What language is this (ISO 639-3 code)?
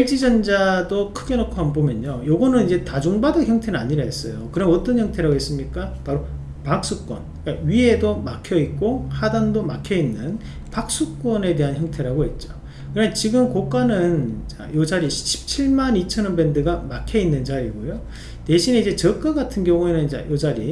kor